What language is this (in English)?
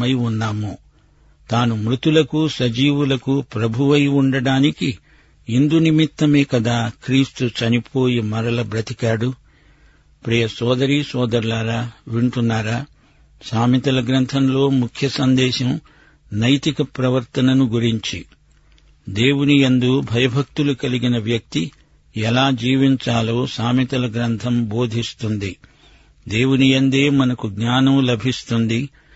Telugu